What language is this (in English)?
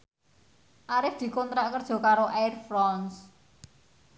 Javanese